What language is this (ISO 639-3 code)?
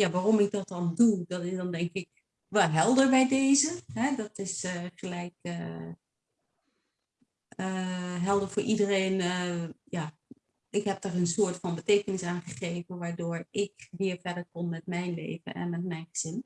nld